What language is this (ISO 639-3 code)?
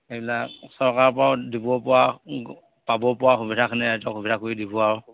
asm